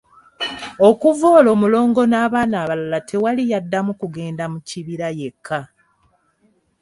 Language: Ganda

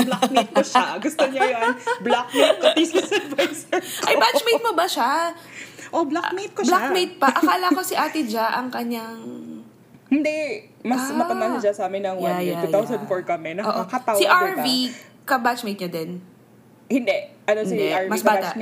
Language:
Filipino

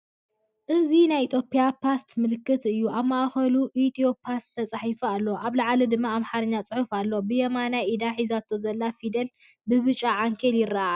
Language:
Tigrinya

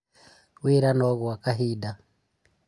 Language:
Kikuyu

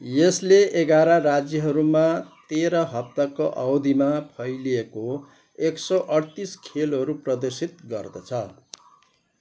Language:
Nepali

